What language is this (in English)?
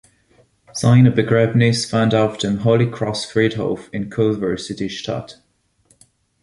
German